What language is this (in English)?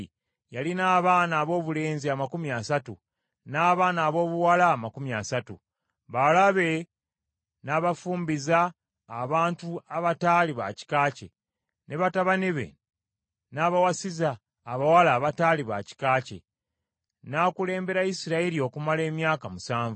Ganda